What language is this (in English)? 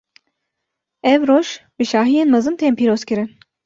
Kurdish